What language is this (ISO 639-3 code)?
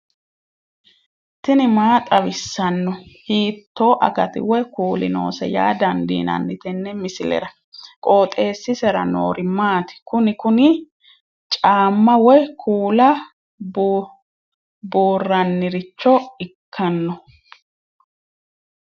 sid